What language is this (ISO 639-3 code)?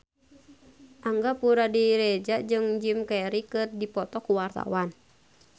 sun